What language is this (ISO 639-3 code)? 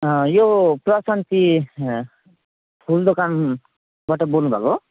nep